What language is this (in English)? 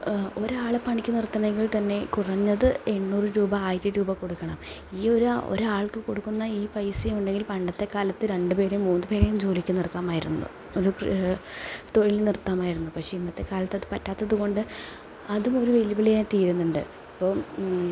Malayalam